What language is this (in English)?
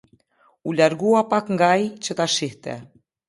Albanian